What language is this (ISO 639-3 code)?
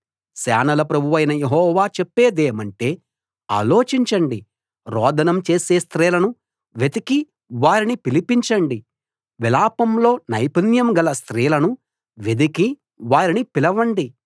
tel